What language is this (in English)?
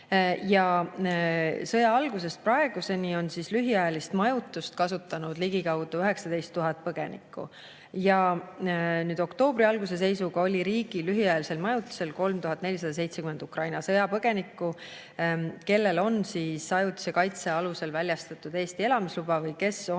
Estonian